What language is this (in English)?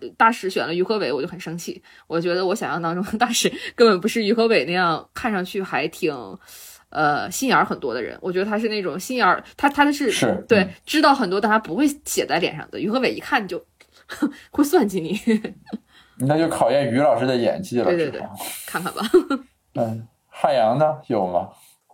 Chinese